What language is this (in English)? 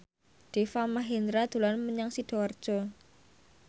Javanese